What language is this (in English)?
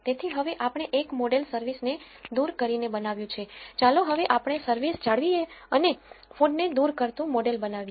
Gujarati